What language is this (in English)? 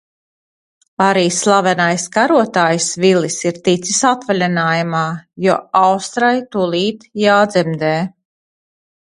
Latvian